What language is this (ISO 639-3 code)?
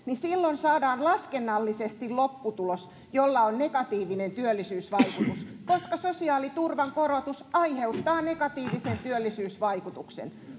fin